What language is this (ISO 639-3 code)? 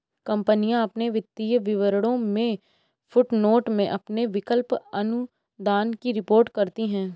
hin